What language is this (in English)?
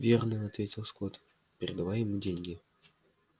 Russian